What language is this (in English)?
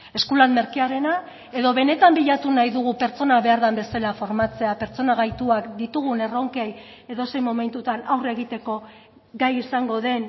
Basque